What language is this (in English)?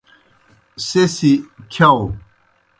Kohistani Shina